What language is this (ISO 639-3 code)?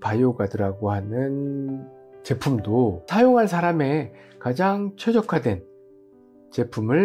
kor